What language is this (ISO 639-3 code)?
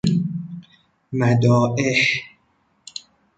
fas